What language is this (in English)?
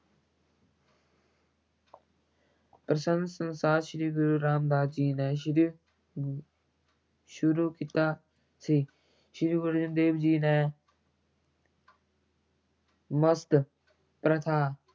Punjabi